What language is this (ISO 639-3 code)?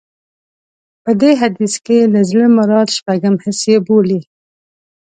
pus